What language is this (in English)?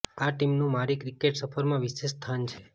Gujarati